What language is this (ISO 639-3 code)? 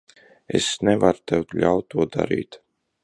lav